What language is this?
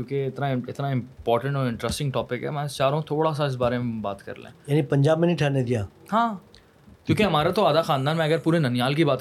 Urdu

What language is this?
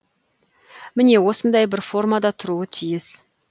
Kazakh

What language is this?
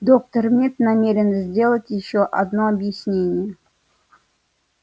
Russian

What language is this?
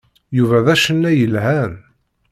Kabyle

